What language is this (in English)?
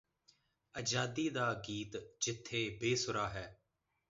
Punjabi